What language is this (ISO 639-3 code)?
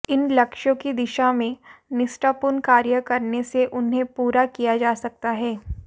hin